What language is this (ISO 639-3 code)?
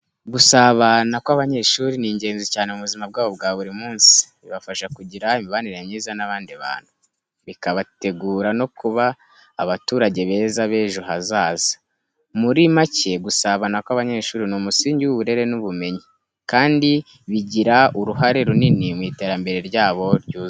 kin